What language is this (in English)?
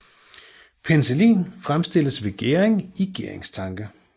Danish